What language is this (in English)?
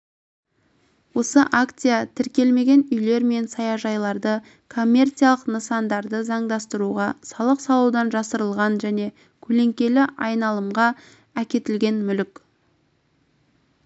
Kazakh